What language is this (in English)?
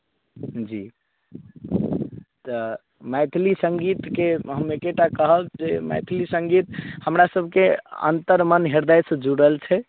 Maithili